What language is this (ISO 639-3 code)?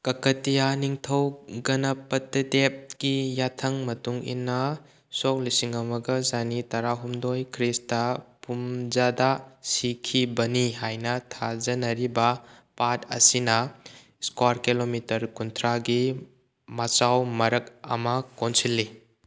mni